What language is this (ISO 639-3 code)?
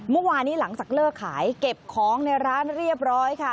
tha